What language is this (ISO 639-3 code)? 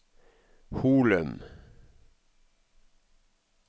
nor